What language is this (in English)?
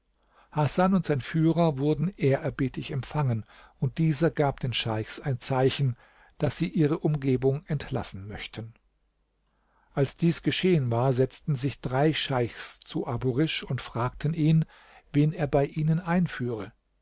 German